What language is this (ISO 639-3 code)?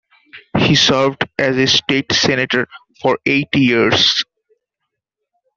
eng